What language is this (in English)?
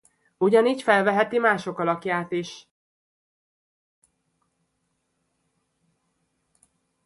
Hungarian